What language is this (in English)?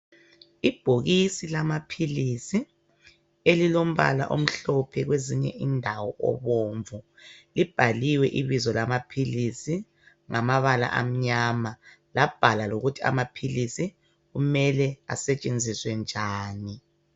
North Ndebele